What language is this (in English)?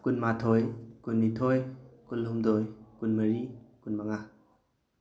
Manipuri